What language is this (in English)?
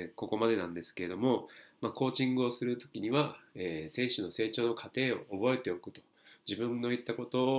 Japanese